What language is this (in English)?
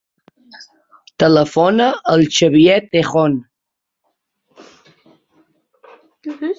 Catalan